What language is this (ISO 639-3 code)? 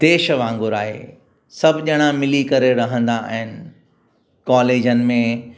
snd